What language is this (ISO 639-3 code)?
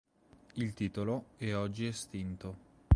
ita